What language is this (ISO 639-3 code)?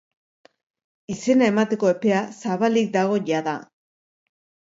eus